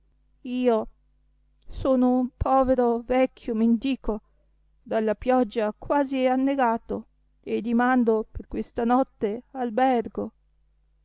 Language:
Italian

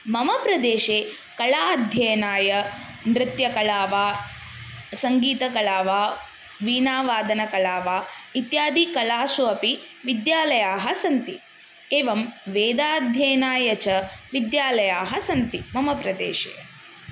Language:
Sanskrit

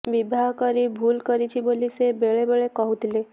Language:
Odia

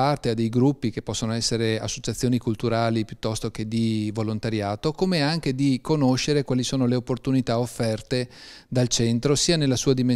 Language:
Italian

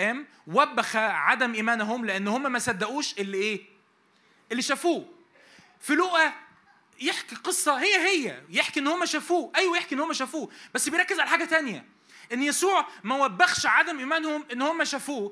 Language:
Arabic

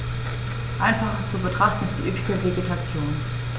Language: German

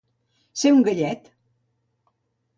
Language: Catalan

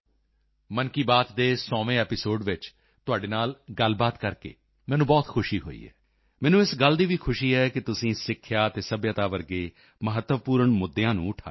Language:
Punjabi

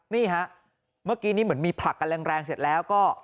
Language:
Thai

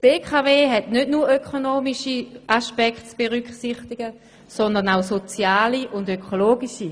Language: Swiss German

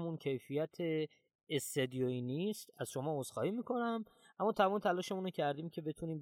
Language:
Persian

